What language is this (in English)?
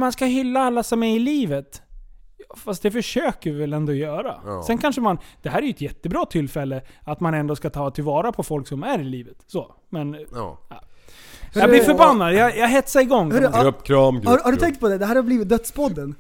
Swedish